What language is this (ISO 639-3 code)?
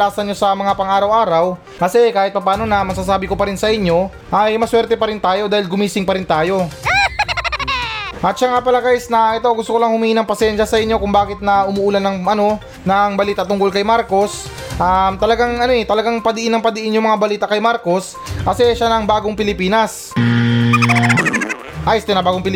fil